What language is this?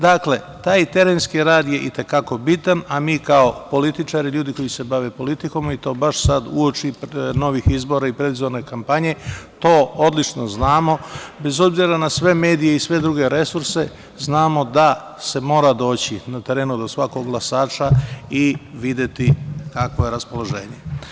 Serbian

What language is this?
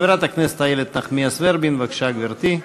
Hebrew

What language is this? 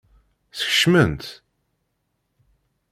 Kabyle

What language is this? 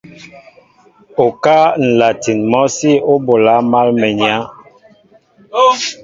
Mbo (Cameroon)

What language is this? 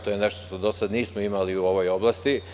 Serbian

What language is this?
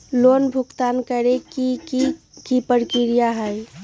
Magahi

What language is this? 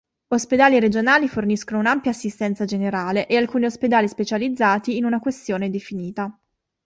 Italian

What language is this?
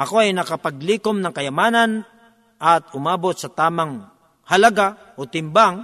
Filipino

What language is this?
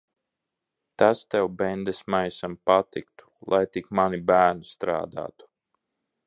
Latvian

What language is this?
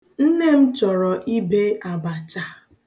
Igbo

